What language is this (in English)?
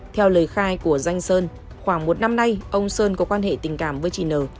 Vietnamese